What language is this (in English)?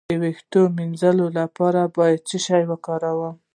Pashto